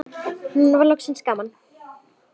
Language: Icelandic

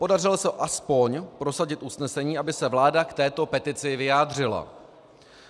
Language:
Czech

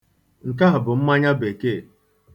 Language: Igbo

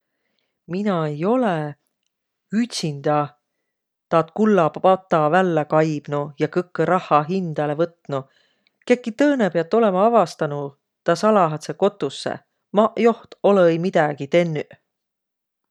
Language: Võro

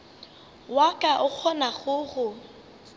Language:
Northern Sotho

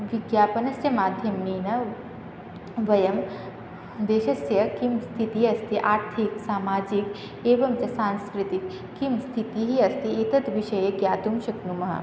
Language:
Sanskrit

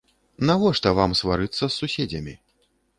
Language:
Belarusian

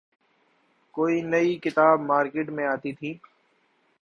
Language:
Urdu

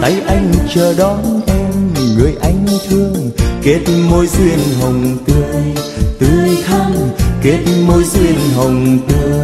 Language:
Vietnamese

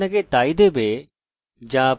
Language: Bangla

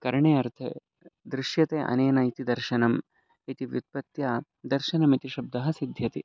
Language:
Sanskrit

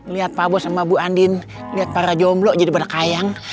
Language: Indonesian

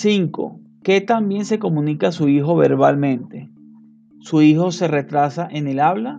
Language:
Spanish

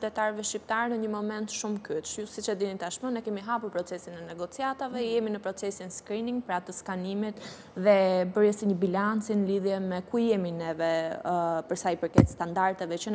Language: Romanian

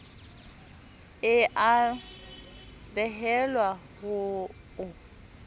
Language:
Southern Sotho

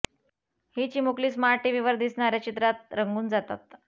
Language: Marathi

